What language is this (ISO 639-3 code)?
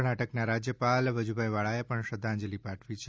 guj